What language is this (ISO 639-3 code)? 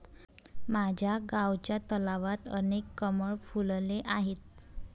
mar